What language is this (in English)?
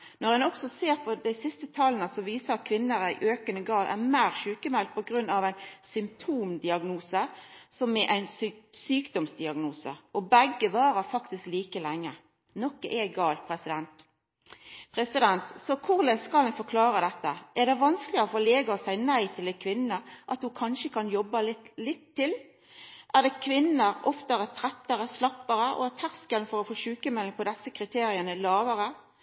Norwegian Nynorsk